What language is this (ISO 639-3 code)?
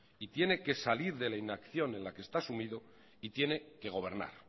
spa